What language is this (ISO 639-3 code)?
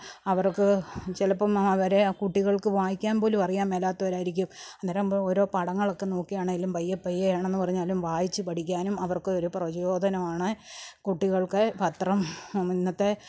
mal